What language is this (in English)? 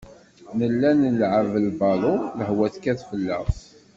Kabyle